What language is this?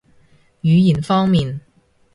Cantonese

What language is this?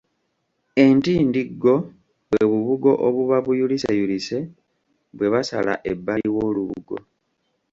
Ganda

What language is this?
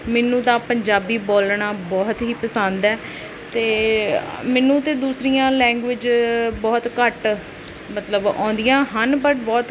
Punjabi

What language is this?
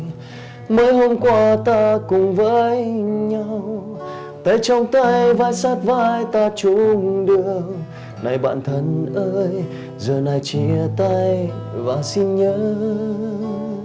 Vietnamese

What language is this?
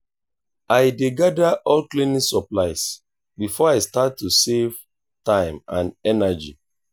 Nigerian Pidgin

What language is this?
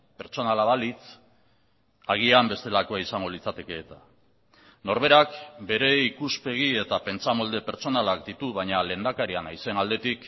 Basque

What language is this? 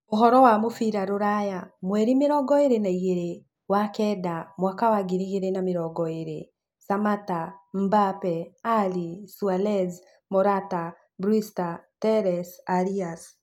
Kikuyu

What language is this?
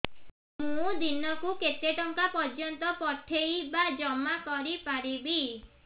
Odia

